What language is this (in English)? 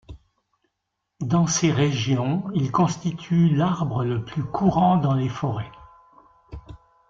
French